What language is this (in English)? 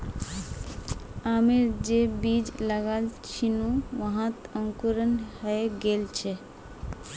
Magahi